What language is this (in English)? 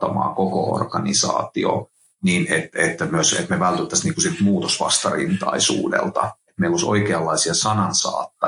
Finnish